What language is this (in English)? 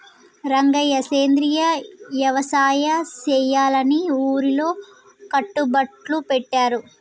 Telugu